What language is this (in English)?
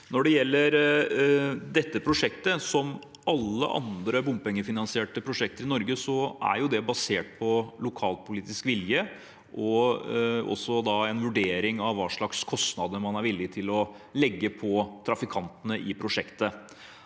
Norwegian